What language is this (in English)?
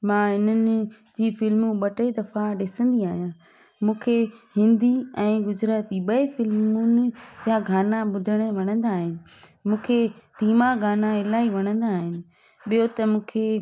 Sindhi